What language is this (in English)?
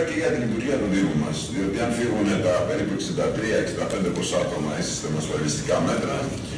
Greek